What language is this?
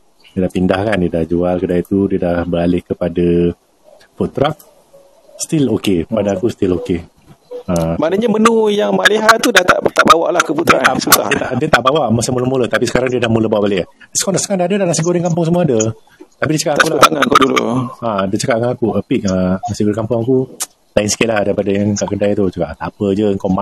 Malay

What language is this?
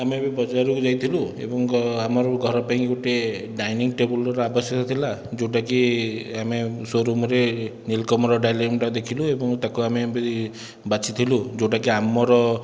Odia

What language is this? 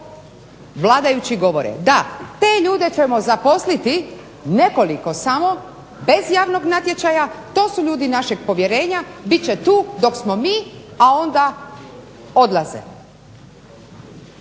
Croatian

